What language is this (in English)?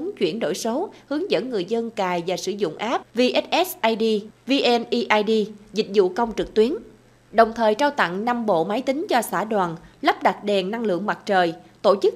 Vietnamese